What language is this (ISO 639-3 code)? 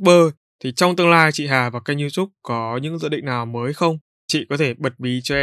vie